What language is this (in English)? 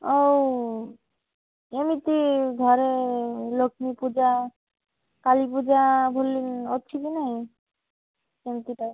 Odia